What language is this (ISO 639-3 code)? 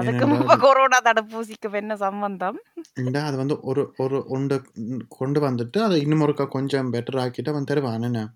tam